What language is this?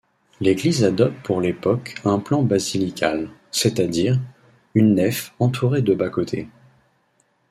French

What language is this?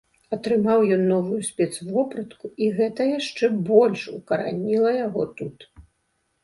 Belarusian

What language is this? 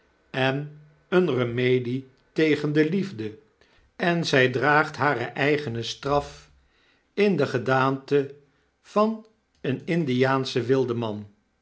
Dutch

